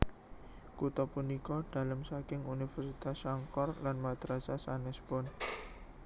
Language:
Javanese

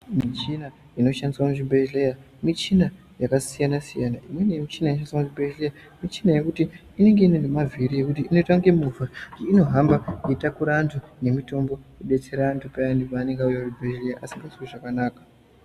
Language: Ndau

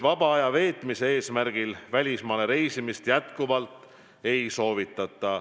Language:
Estonian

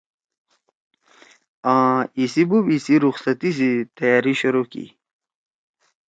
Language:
Torwali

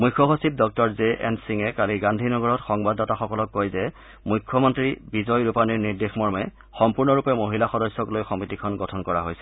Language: Assamese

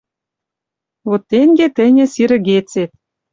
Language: Western Mari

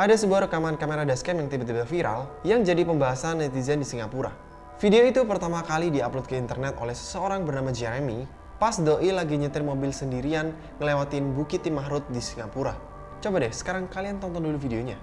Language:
Indonesian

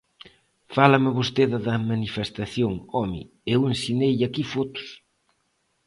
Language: Galician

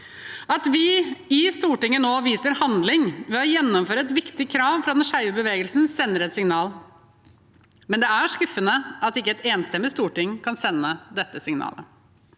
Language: Norwegian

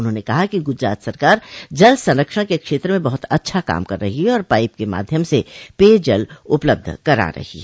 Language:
Hindi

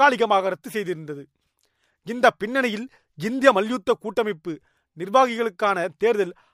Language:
Tamil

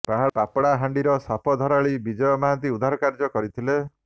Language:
Odia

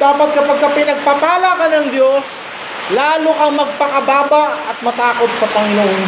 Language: Filipino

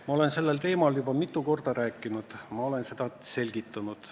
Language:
Estonian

